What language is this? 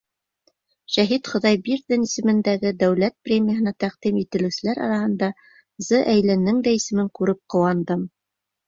Bashkir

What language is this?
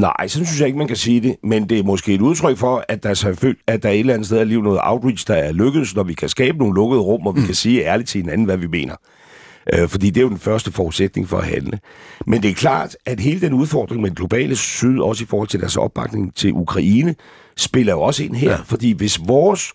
Danish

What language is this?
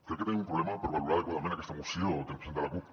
Catalan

